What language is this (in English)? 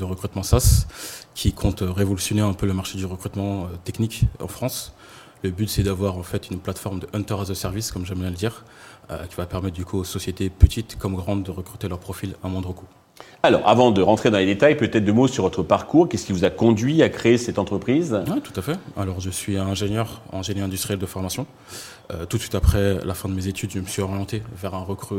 French